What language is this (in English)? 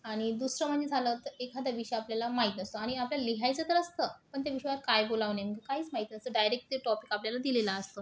Marathi